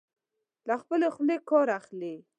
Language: Pashto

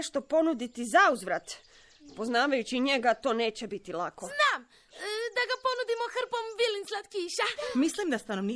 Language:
Croatian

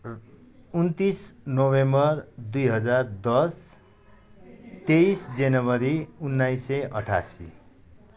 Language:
Nepali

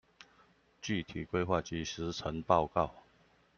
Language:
Chinese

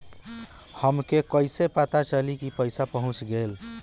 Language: Bhojpuri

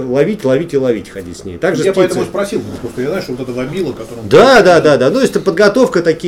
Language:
Russian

